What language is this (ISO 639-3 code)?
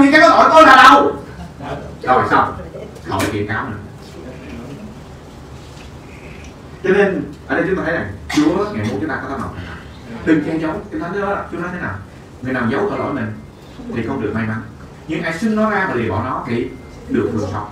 vie